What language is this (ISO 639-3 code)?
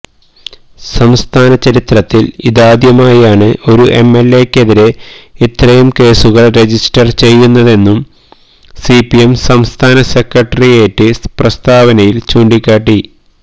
mal